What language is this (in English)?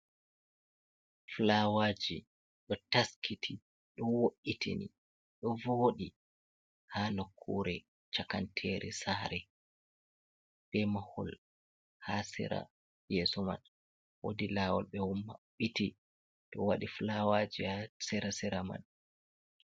Fula